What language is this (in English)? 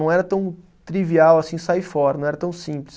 Portuguese